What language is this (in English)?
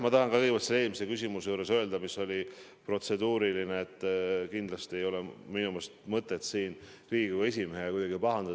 Estonian